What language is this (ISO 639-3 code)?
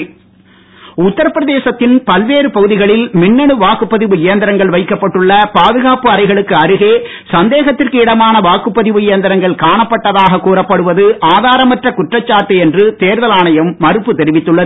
tam